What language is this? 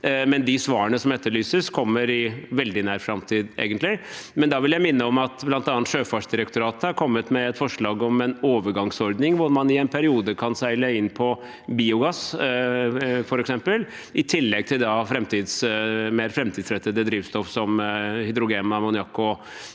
Norwegian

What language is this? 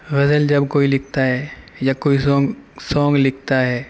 Urdu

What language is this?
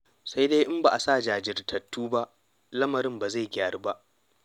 Hausa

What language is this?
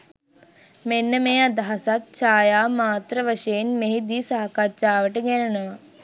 Sinhala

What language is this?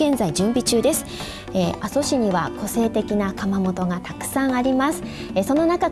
Japanese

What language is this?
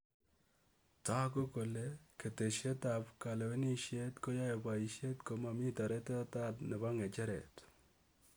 Kalenjin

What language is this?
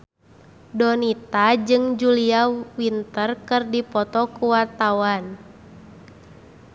Sundanese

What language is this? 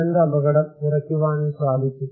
Malayalam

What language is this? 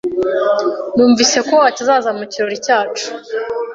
Kinyarwanda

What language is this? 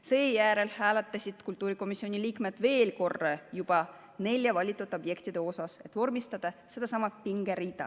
Estonian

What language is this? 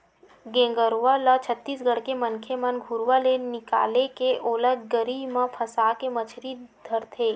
Chhattisgarhi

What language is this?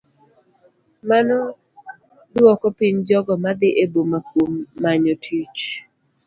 Luo (Kenya and Tanzania)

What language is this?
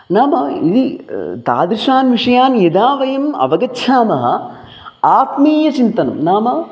Sanskrit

